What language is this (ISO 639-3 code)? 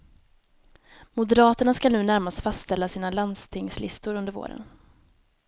swe